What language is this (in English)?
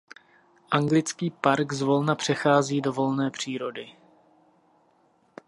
Czech